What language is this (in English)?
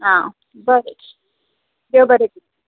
Konkani